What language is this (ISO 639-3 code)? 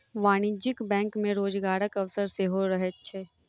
mai